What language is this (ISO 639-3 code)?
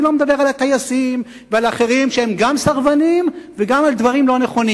heb